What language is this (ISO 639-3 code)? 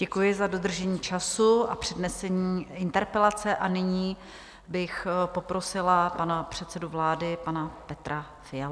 ces